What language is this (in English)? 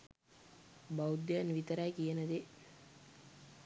Sinhala